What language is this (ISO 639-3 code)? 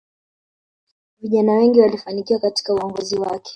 swa